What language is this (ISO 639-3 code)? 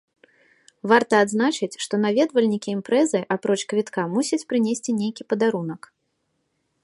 bel